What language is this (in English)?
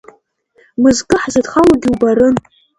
Abkhazian